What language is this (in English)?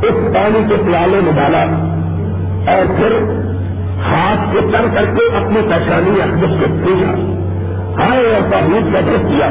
Urdu